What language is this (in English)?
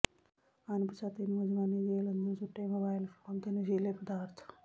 Punjabi